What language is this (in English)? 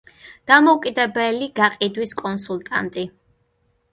Georgian